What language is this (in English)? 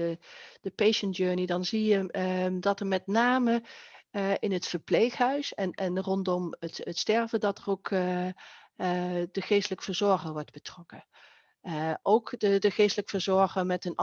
Dutch